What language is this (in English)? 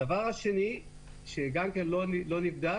Hebrew